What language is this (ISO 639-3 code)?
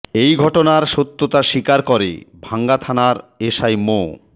ben